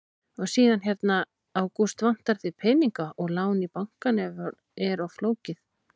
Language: Icelandic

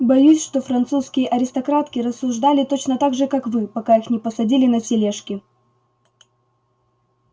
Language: Russian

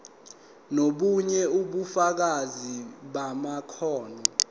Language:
Zulu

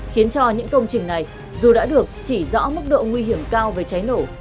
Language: Vietnamese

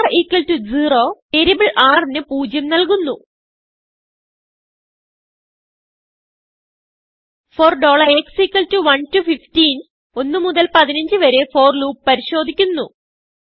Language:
Malayalam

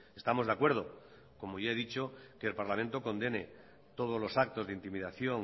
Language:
Spanish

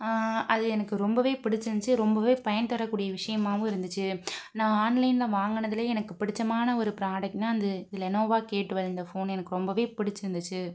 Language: Tamil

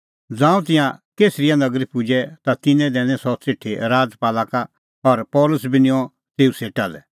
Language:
Kullu Pahari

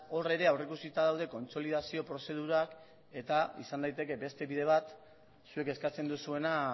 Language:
Basque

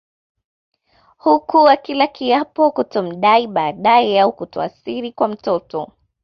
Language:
Swahili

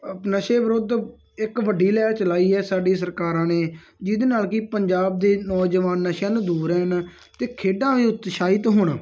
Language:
Punjabi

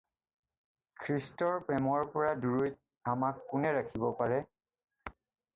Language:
Assamese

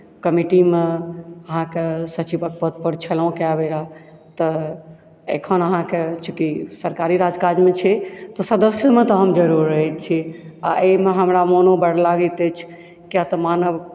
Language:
Maithili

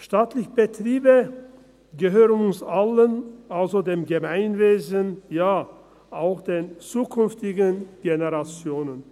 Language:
Swiss German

